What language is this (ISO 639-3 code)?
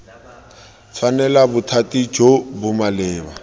tsn